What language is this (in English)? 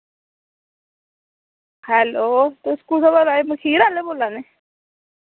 Dogri